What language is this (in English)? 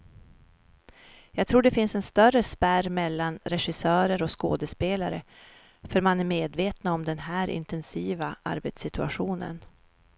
Swedish